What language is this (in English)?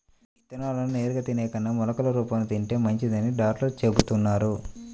Telugu